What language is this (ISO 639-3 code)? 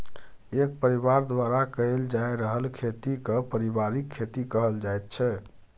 mai